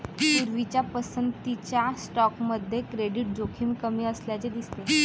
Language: Marathi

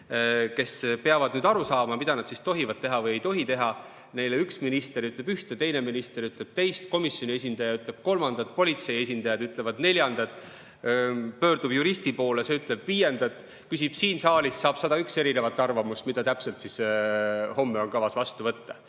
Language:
Estonian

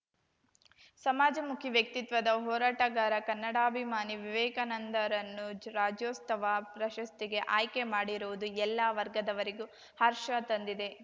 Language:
Kannada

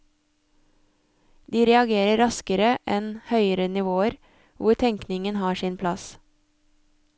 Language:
Norwegian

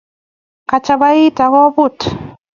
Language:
Kalenjin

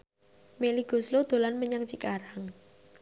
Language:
Javanese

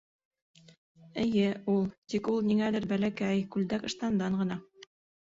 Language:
Bashkir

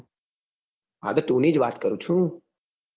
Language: Gujarati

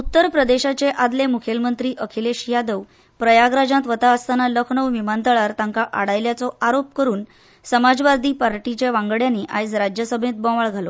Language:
Konkani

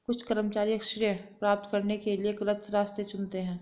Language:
Hindi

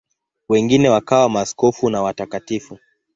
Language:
Swahili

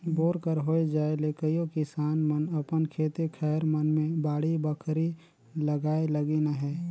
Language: Chhattisgarhi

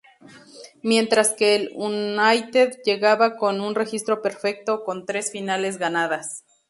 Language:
Spanish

